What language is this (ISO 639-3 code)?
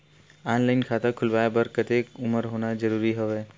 hne